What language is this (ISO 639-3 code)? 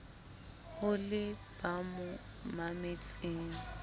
sot